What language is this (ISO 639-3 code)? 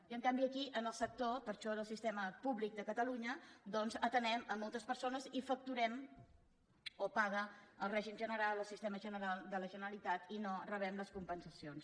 cat